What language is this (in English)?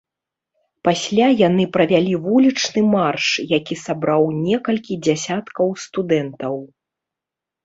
Belarusian